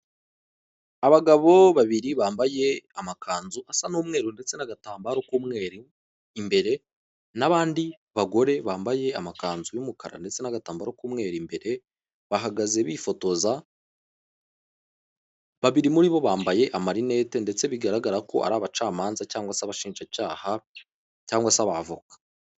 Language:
Kinyarwanda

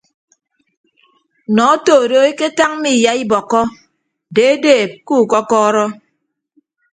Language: Ibibio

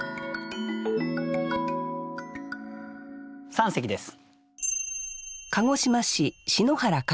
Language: Japanese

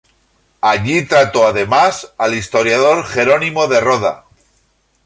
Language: Spanish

